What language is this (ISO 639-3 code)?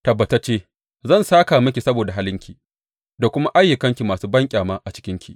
hau